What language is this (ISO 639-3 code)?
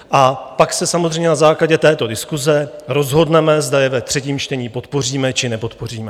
ces